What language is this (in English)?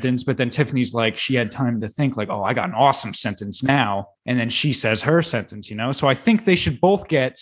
English